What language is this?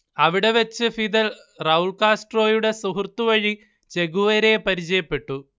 Malayalam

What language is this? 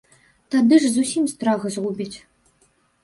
Belarusian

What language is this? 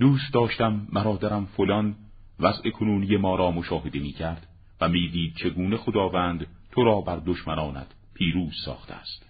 Persian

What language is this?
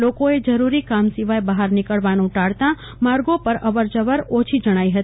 Gujarati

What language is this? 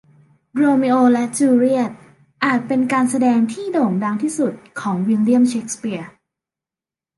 Thai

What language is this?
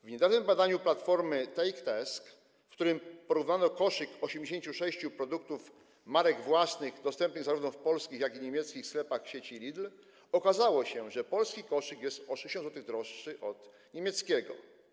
Polish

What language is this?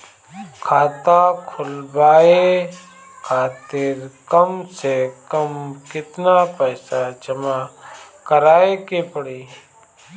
Bhojpuri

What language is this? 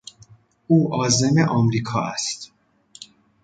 Persian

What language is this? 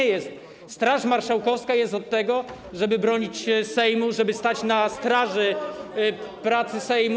Polish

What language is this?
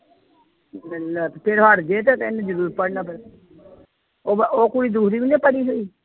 Punjabi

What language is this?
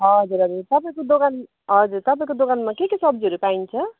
Nepali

